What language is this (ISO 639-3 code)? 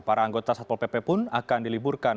ind